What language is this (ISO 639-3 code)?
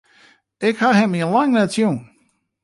fry